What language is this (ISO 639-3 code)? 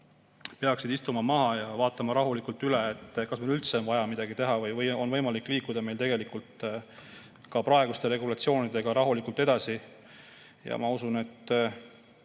est